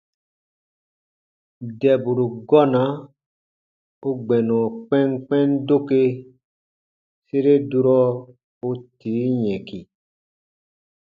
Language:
Baatonum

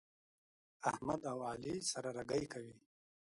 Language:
Pashto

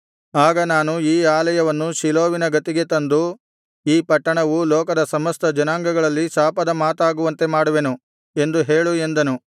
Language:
Kannada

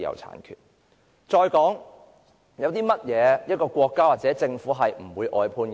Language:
Cantonese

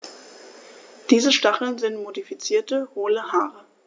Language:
German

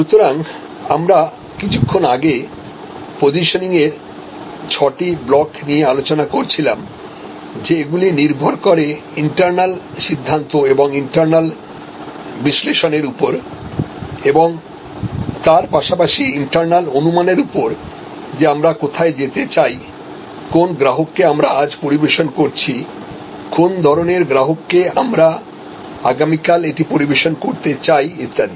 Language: Bangla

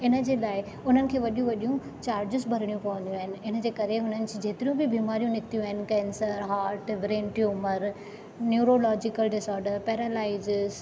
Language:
Sindhi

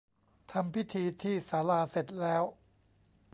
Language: Thai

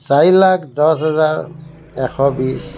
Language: Assamese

